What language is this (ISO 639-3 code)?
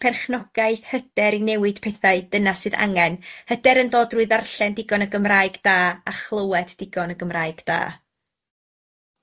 cym